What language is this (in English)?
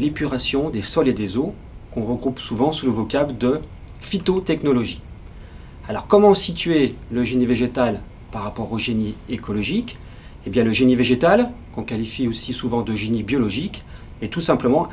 French